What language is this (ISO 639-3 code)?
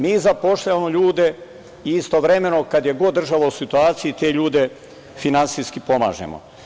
srp